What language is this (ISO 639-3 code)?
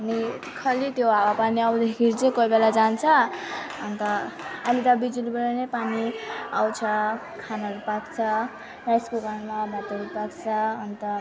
nep